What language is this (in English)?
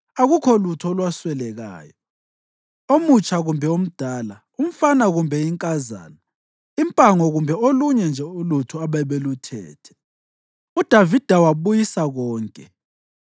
North Ndebele